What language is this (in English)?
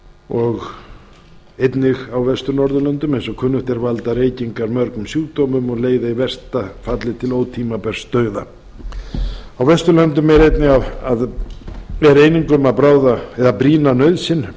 Icelandic